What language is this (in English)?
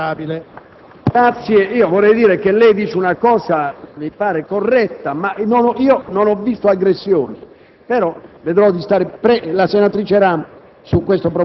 Italian